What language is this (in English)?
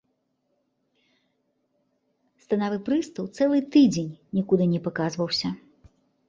Belarusian